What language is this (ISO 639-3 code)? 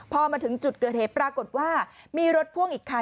tha